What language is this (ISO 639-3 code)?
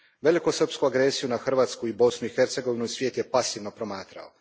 hrv